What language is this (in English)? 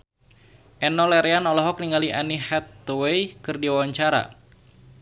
Sundanese